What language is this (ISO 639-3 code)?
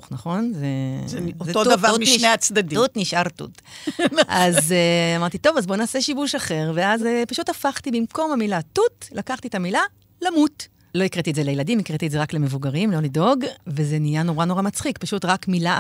heb